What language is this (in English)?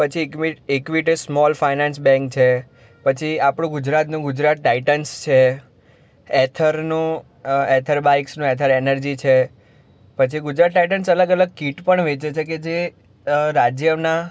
Gujarati